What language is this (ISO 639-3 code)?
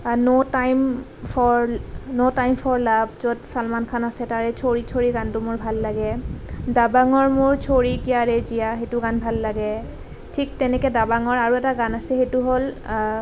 asm